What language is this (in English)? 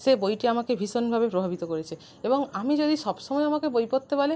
Bangla